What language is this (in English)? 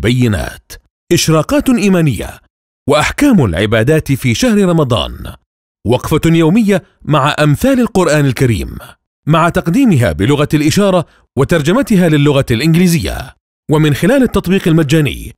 Arabic